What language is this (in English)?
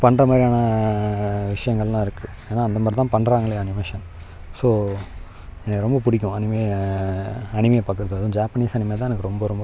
Tamil